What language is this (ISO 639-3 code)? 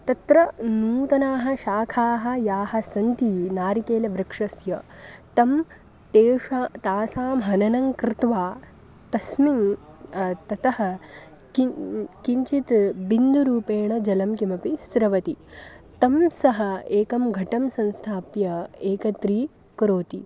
san